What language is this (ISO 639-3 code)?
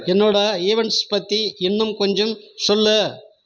tam